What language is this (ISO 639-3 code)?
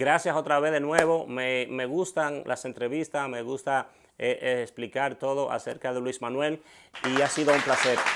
spa